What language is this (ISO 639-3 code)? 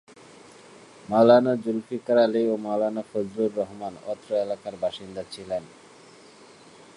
ben